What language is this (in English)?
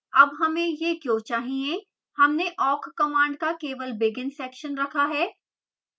Hindi